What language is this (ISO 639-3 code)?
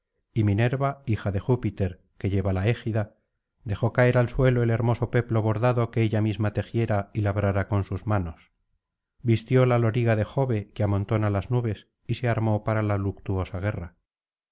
spa